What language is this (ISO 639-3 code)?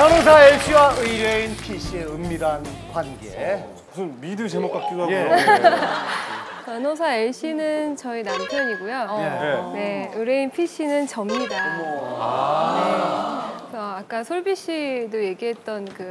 kor